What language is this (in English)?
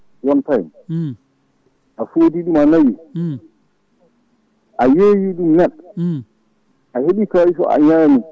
Fula